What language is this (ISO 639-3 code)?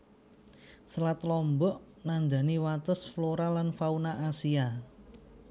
jav